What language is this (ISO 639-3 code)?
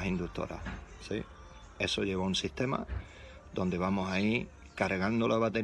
spa